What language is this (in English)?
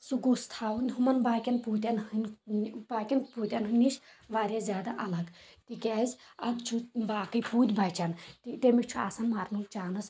Kashmiri